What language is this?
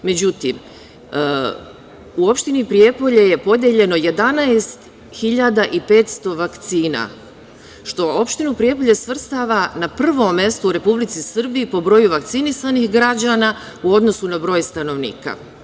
Serbian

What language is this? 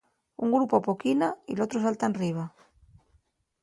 Asturian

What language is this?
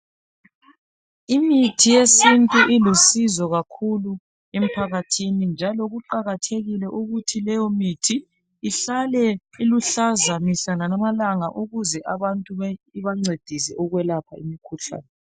North Ndebele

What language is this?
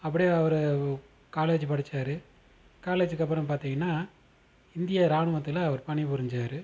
Tamil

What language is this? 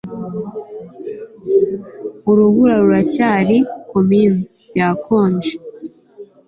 Kinyarwanda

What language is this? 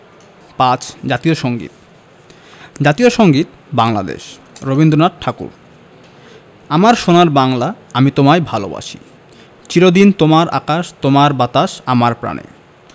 Bangla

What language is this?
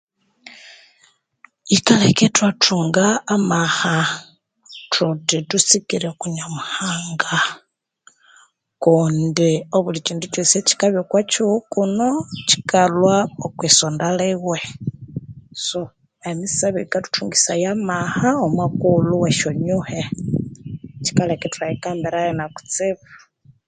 Konzo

